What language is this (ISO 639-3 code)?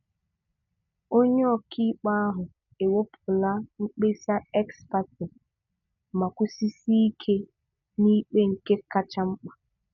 ibo